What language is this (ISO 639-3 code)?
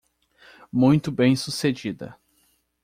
por